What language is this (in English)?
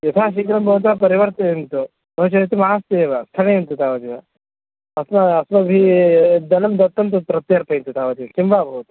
Sanskrit